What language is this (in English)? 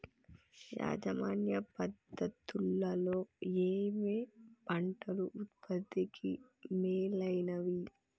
Telugu